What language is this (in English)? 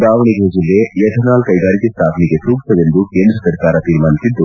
Kannada